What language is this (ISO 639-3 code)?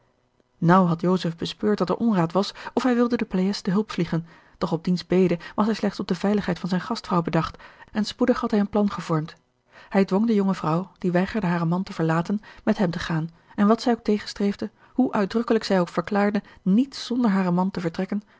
nld